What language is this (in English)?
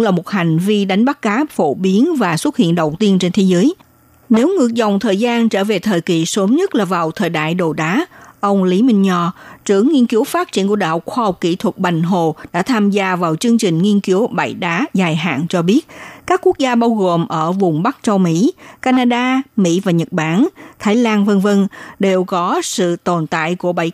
Vietnamese